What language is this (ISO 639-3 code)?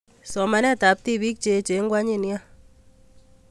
kln